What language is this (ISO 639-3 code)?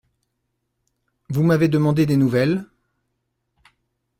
fra